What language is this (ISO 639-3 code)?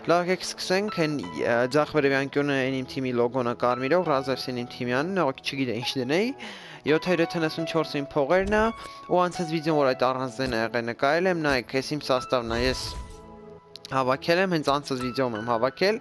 rus